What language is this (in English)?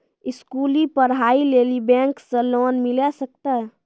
Maithili